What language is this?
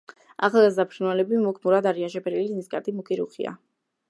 Georgian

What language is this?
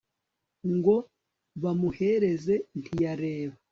Kinyarwanda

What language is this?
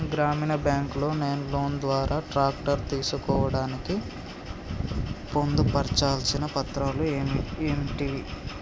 Telugu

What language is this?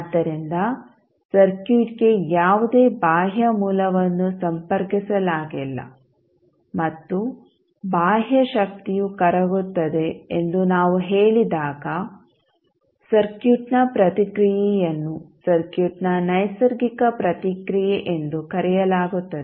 Kannada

